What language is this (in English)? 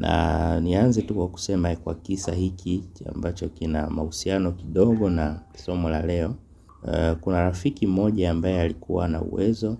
Swahili